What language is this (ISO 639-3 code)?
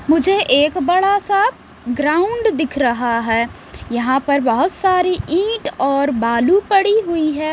hin